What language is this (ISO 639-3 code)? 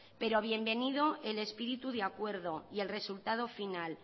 spa